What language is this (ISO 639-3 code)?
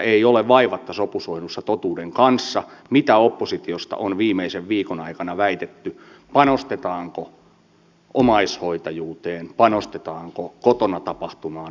fin